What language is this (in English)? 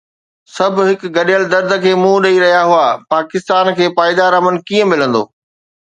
Sindhi